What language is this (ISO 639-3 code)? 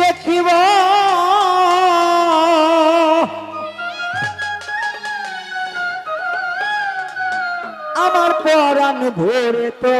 ben